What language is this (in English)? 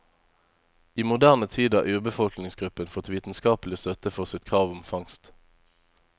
Norwegian